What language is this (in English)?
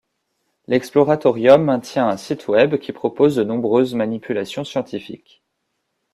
French